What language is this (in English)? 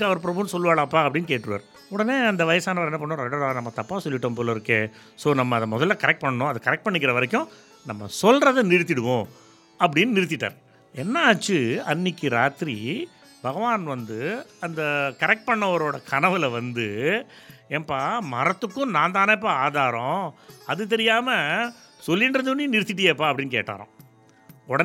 Tamil